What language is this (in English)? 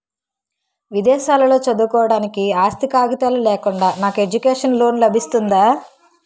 Telugu